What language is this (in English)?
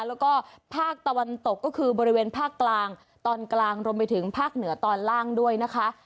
Thai